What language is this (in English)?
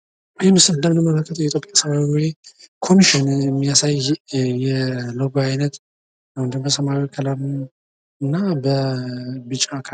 Amharic